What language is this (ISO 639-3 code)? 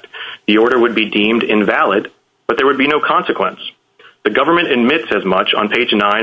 eng